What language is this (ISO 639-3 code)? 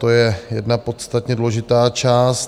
ces